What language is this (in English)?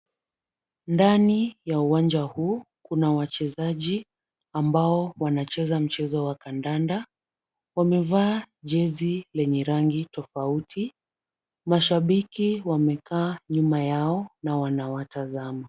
Swahili